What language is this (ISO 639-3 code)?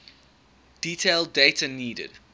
eng